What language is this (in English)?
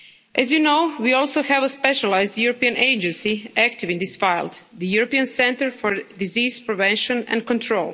English